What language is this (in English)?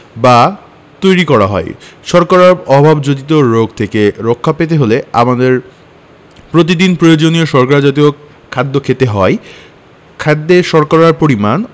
Bangla